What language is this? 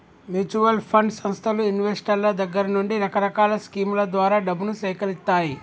Telugu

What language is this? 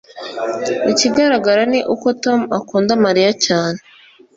Kinyarwanda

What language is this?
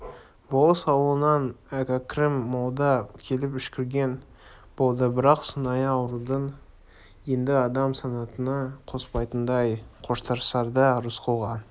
Kazakh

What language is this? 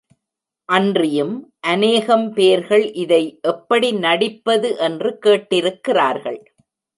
Tamil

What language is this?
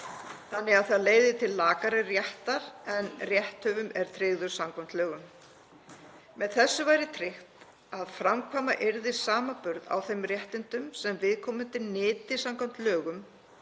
Icelandic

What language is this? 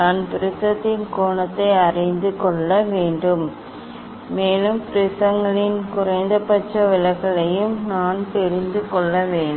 Tamil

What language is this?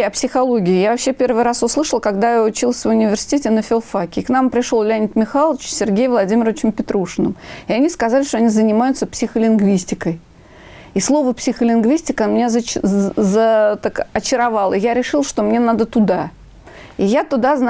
Russian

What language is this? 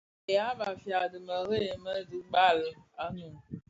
Bafia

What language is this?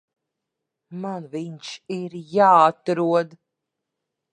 Latvian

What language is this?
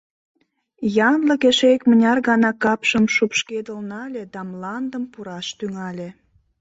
Mari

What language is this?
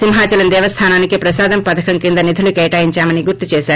Telugu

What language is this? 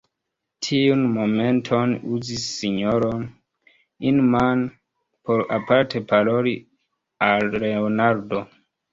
Esperanto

